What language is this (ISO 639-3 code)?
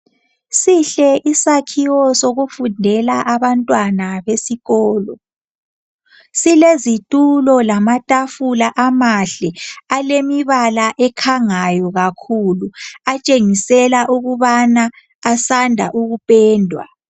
nde